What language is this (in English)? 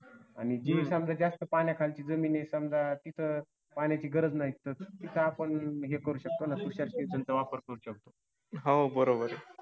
Marathi